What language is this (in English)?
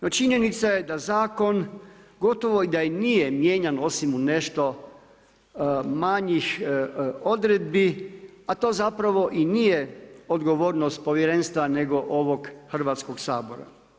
Croatian